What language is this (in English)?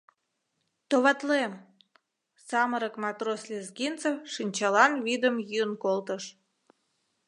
Mari